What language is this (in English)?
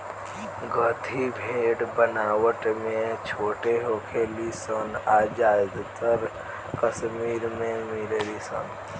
Bhojpuri